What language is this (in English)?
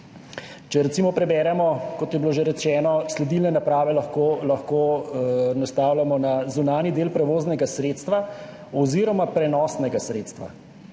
Slovenian